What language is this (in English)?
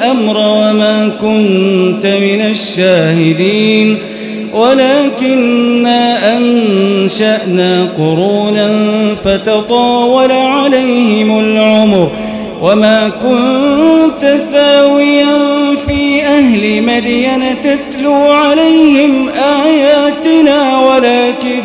Arabic